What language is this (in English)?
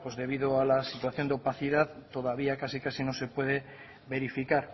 Spanish